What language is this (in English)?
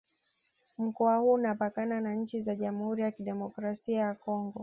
Swahili